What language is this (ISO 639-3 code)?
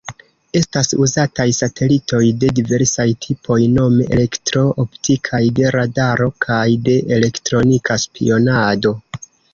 epo